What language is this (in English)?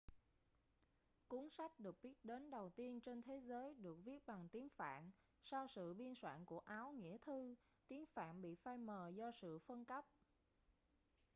Vietnamese